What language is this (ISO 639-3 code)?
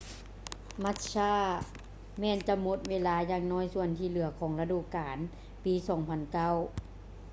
lao